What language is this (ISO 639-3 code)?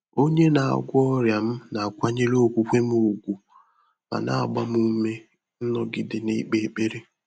ibo